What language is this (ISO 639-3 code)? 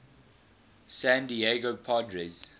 eng